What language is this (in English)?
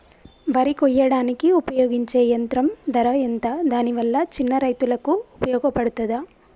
Telugu